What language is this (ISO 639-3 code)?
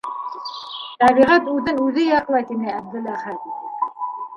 bak